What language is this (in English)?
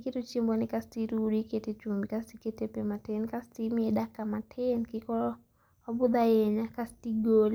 Luo (Kenya and Tanzania)